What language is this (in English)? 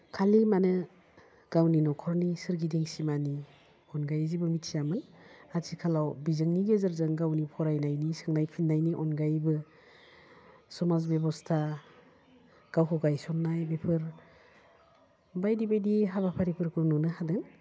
Bodo